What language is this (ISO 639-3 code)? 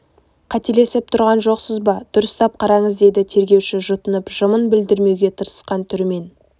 kaz